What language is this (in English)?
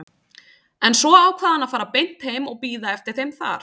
Icelandic